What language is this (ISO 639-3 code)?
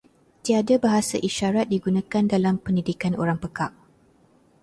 msa